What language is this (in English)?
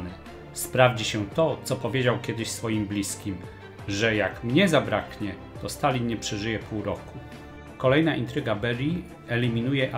Polish